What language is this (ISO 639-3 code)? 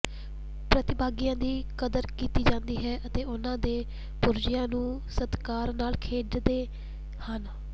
pan